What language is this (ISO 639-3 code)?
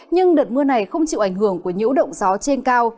vie